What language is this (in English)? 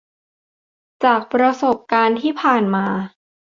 Thai